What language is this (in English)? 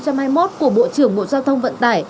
Vietnamese